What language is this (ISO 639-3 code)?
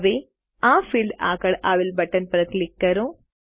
guj